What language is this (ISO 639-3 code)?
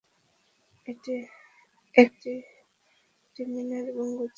ben